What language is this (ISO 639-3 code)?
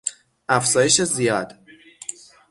fas